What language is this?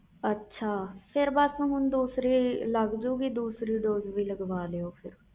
Punjabi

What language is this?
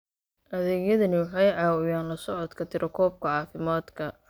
Somali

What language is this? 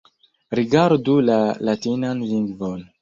Esperanto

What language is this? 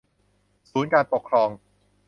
Thai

